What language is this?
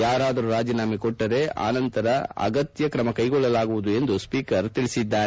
Kannada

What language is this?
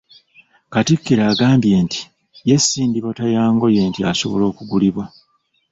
Ganda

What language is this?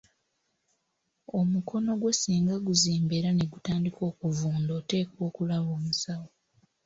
Ganda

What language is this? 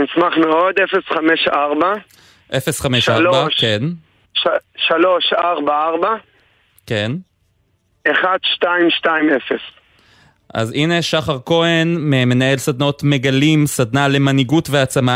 Hebrew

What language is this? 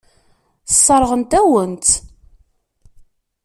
Kabyle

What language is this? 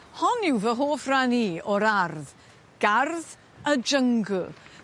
Welsh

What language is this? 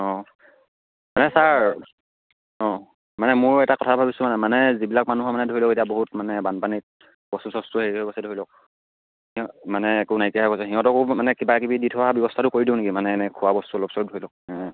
Assamese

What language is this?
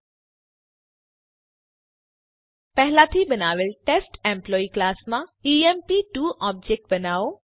Gujarati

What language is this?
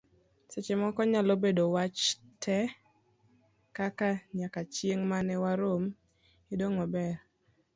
Luo (Kenya and Tanzania)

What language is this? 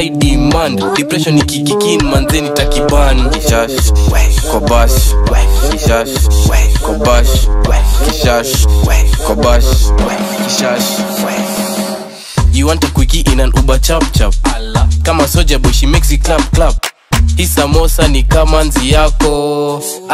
Vietnamese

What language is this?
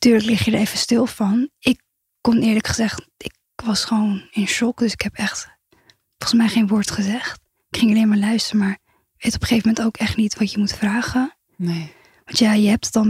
Dutch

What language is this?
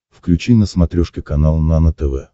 Russian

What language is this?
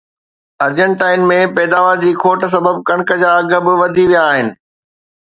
Sindhi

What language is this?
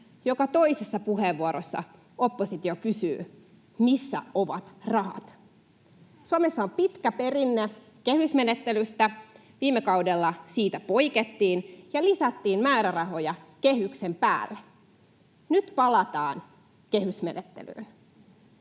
Finnish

